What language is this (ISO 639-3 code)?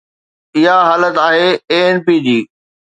snd